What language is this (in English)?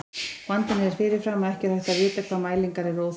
Icelandic